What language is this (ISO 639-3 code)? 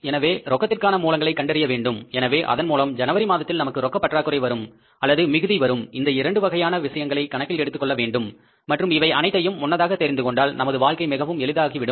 tam